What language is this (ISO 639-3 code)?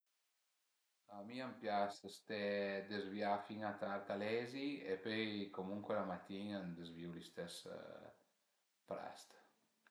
pms